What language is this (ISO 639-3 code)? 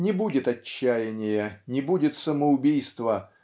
rus